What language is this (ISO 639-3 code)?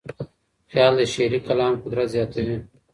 pus